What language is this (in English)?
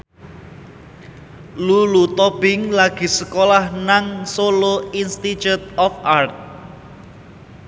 Javanese